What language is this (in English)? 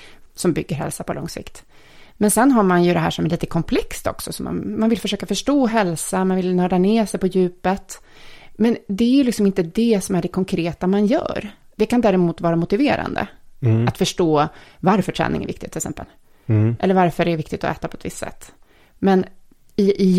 Swedish